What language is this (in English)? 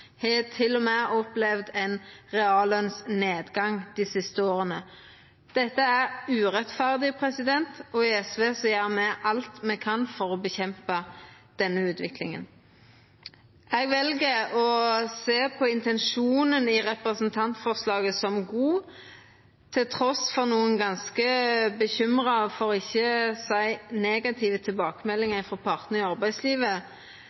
Norwegian Nynorsk